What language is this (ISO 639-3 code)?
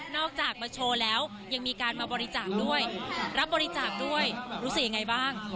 tha